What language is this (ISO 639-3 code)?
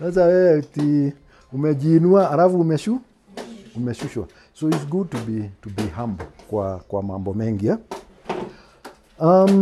swa